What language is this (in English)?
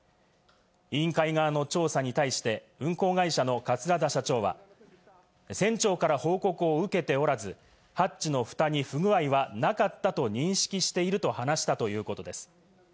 Japanese